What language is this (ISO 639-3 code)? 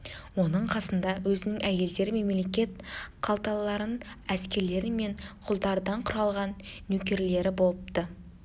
kaz